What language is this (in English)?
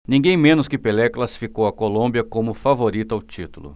Portuguese